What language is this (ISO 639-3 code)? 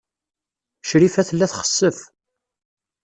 kab